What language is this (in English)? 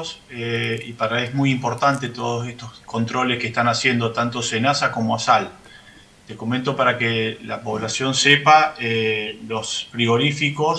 Spanish